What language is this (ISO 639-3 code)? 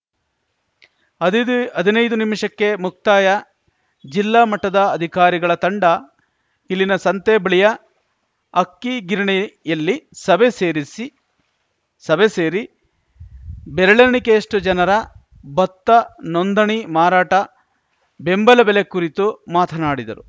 kan